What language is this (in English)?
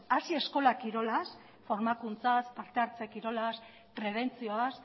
Basque